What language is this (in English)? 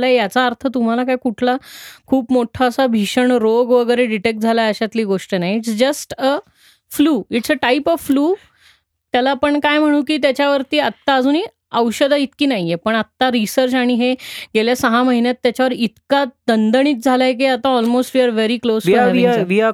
Marathi